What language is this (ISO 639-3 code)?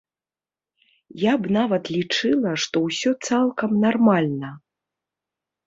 bel